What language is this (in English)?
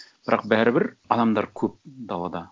Kazakh